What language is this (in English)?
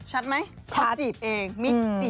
Thai